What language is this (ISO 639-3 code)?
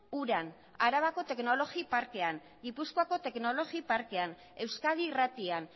eus